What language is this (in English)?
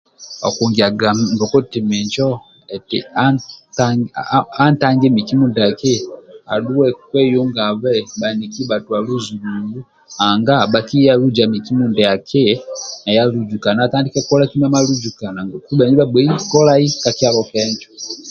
Amba (Uganda)